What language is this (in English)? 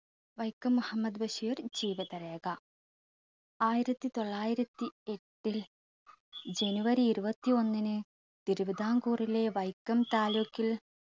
Malayalam